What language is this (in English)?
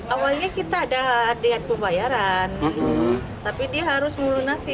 Indonesian